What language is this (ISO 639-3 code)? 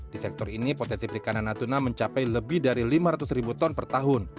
ind